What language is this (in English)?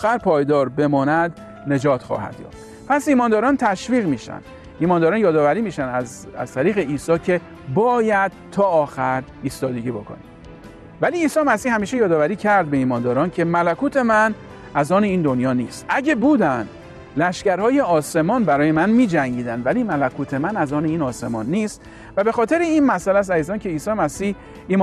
Persian